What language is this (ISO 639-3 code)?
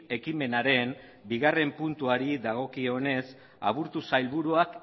eus